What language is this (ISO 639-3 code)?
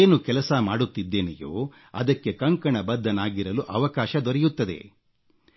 kan